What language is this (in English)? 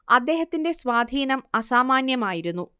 Malayalam